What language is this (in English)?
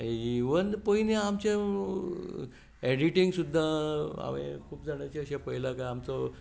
Konkani